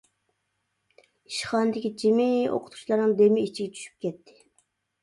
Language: Uyghur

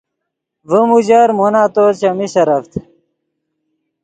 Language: Yidgha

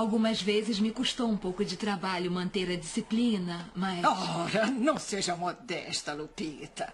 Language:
Portuguese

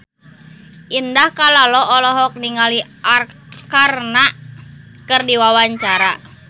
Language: Sundanese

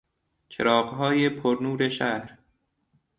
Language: Persian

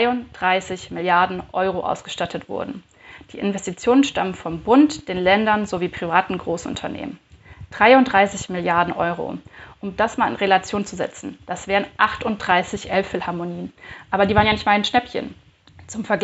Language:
German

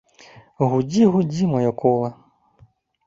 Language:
Belarusian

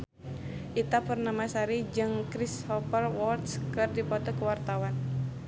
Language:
Sundanese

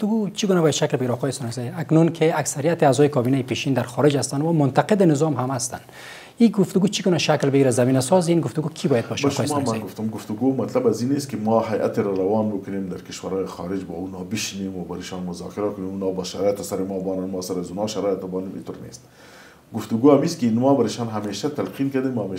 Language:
Persian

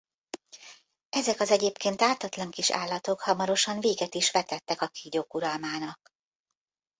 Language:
Hungarian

